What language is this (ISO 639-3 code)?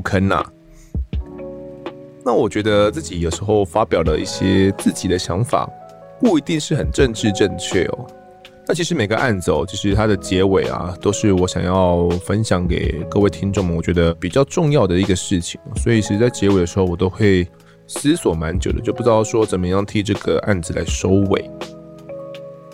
zho